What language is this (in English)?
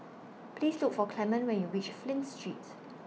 English